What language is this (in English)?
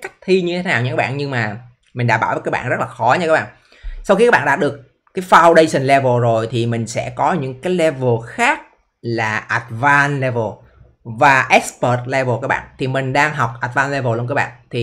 Vietnamese